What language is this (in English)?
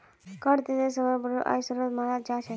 Magahi